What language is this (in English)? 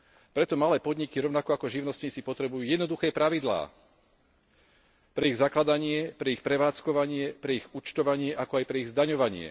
Slovak